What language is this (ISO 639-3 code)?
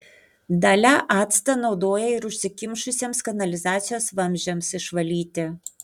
lit